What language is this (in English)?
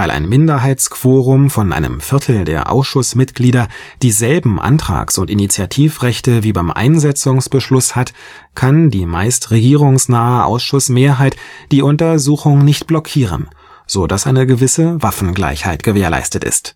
German